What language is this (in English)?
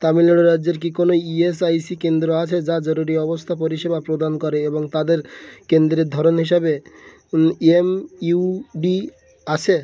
Bangla